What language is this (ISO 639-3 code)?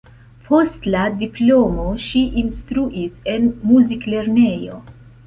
epo